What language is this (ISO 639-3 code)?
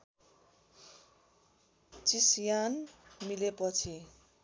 nep